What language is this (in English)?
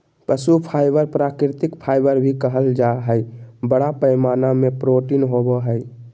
Magahi